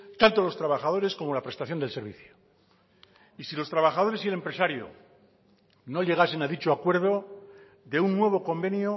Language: Spanish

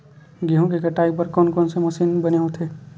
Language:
Chhattisgarhi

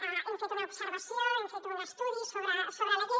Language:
Catalan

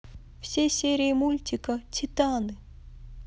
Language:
Russian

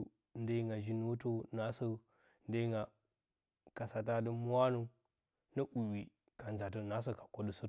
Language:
Bacama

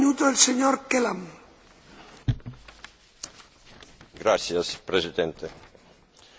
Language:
English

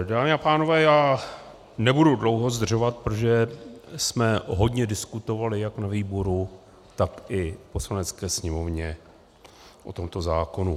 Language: Czech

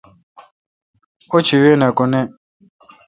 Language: Kalkoti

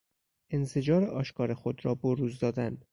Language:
Persian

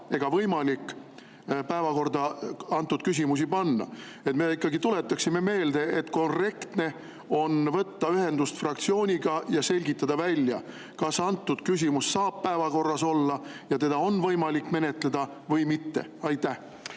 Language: Estonian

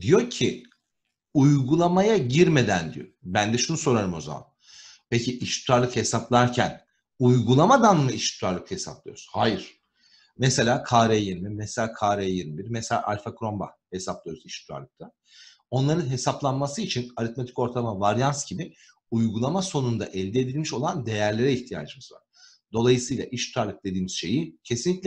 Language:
Turkish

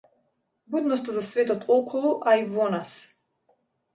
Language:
Macedonian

